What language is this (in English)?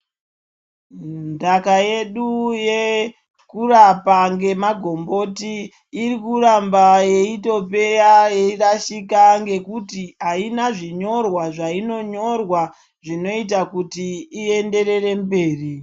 Ndau